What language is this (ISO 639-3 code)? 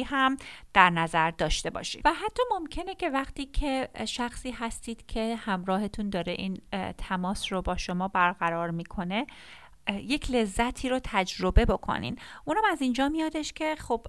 fas